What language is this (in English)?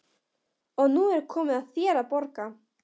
Icelandic